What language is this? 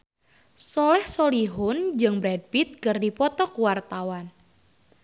Sundanese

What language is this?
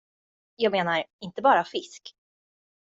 Swedish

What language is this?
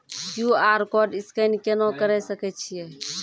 Maithili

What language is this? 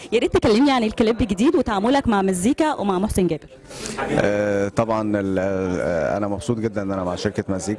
Arabic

